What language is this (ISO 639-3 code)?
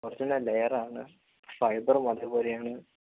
mal